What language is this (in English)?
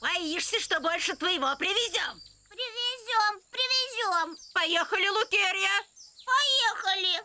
Russian